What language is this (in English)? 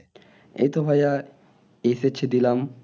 Bangla